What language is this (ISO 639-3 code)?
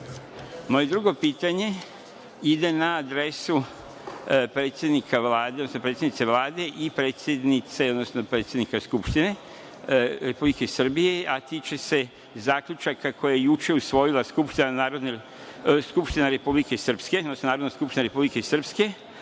srp